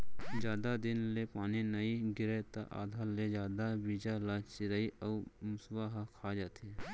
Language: Chhattisgarhi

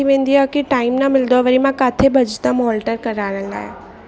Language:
Sindhi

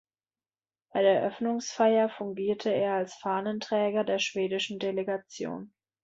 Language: German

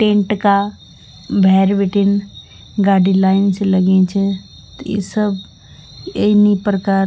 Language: Garhwali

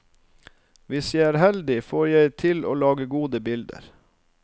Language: Norwegian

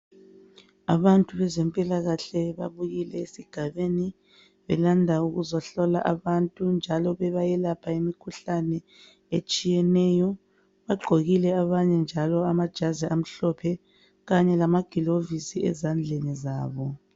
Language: North Ndebele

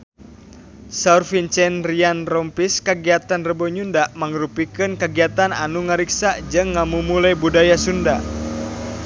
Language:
Sundanese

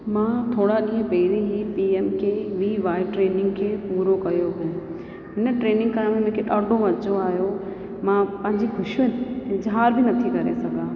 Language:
Sindhi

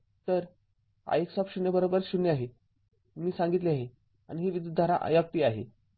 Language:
Marathi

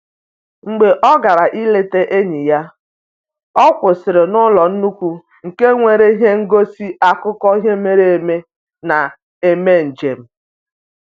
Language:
Igbo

